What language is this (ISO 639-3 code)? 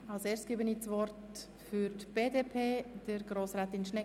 gsw